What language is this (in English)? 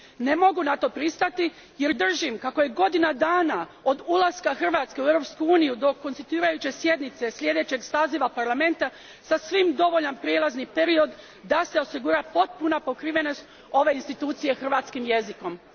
Croatian